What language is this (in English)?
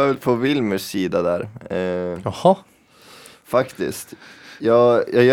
Swedish